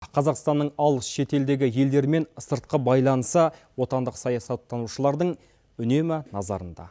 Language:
Kazakh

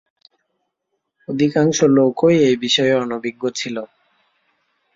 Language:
Bangla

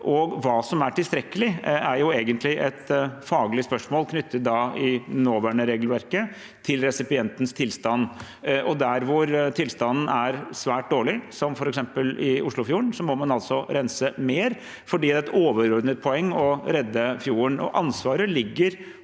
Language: Norwegian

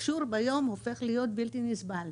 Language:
Hebrew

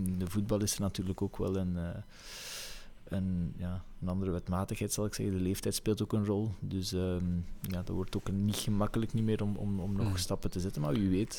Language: Dutch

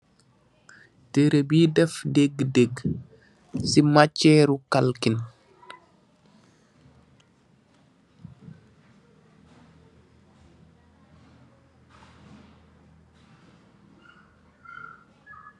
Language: Wolof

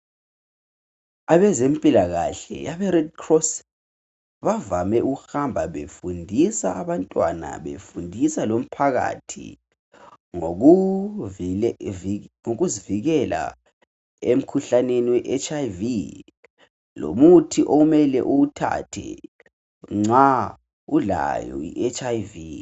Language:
North Ndebele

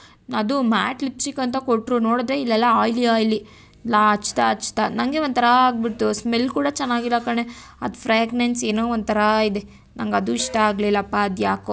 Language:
Kannada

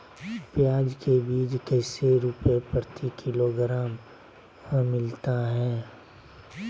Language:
Magahi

